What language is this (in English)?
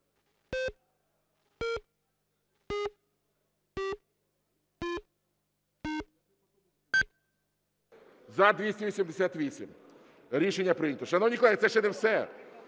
Ukrainian